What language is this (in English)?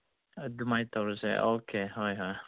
Manipuri